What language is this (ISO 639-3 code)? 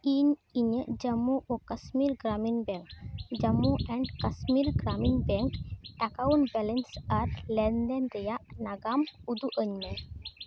sat